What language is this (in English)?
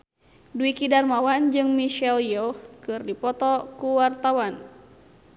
Sundanese